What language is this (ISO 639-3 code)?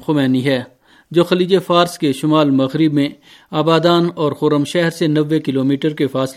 urd